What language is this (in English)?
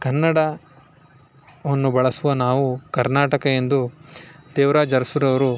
Kannada